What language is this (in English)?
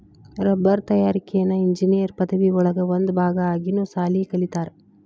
Kannada